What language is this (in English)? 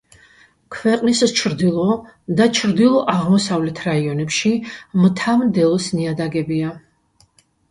Georgian